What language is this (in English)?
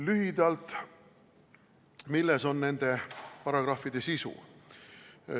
Estonian